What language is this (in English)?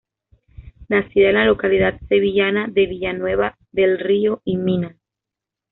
Spanish